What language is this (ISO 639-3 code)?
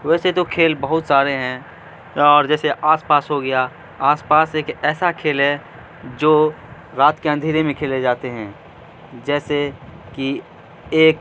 urd